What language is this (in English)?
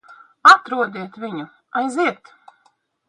Latvian